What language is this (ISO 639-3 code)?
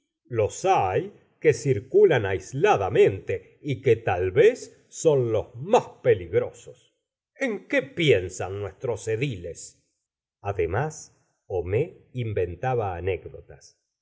spa